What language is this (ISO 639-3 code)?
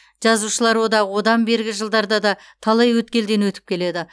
kaz